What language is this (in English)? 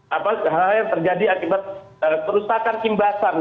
Indonesian